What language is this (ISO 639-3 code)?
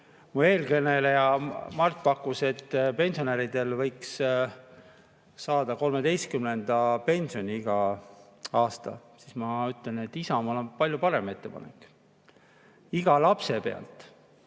est